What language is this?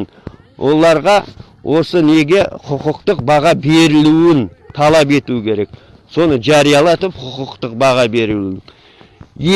Kazakh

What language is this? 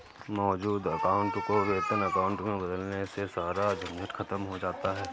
Hindi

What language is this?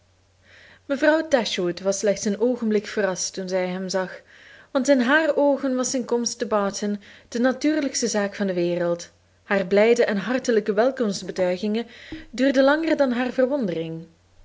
Dutch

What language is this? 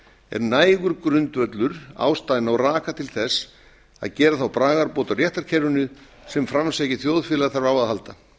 Icelandic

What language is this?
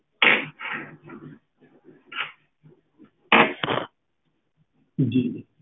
Punjabi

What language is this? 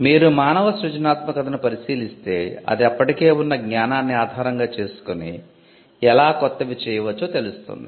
Telugu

